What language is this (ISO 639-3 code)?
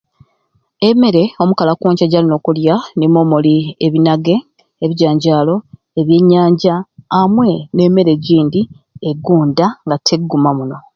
ruc